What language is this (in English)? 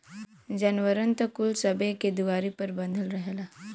Bhojpuri